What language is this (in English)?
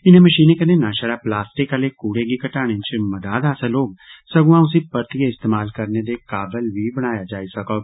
Dogri